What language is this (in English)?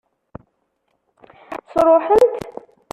Kabyle